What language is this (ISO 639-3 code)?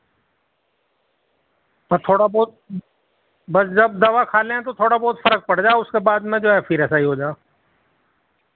urd